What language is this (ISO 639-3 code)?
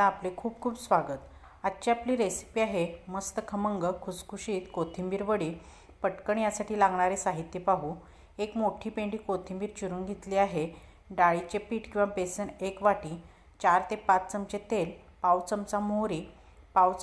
ron